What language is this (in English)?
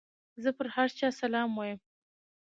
Pashto